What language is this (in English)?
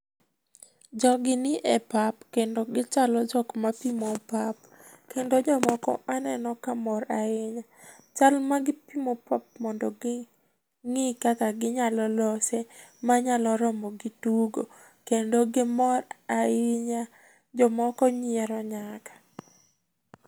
Luo (Kenya and Tanzania)